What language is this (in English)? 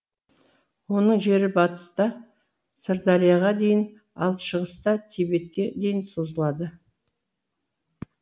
Kazakh